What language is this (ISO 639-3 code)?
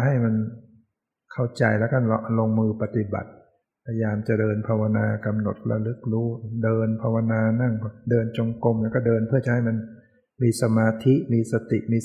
tha